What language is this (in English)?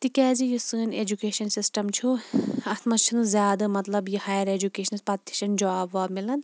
Kashmiri